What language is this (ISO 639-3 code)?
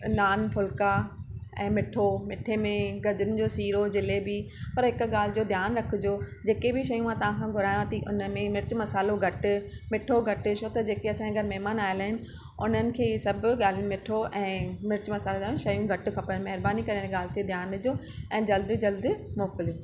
snd